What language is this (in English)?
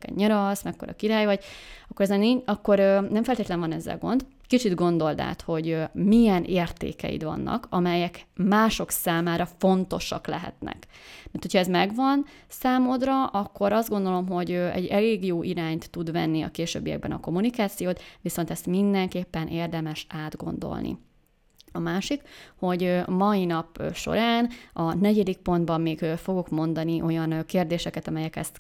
Hungarian